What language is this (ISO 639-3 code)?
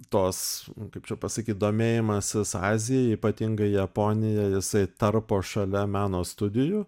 lit